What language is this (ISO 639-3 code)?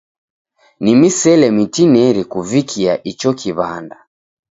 dav